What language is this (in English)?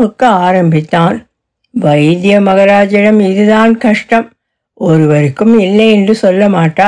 Tamil